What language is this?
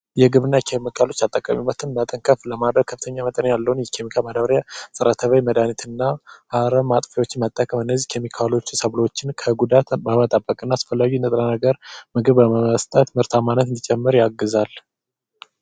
Amharic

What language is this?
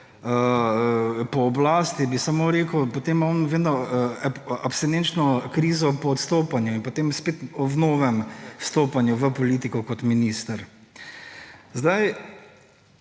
Slovenian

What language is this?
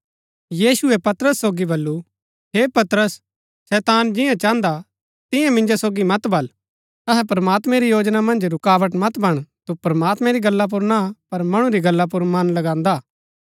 Gaddi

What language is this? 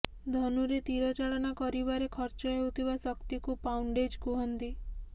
Odia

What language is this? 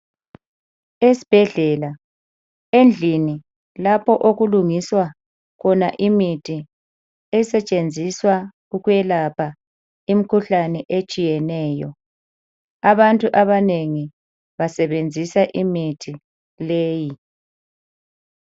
North Ndebele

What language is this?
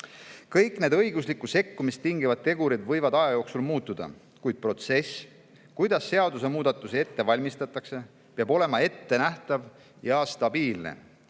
Estonian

